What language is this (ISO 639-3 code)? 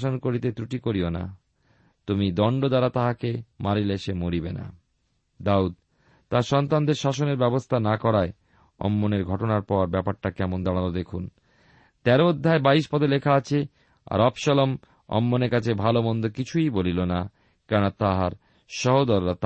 ben